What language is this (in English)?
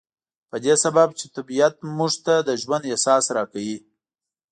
Pashto